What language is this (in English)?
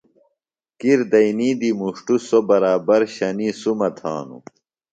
Phalura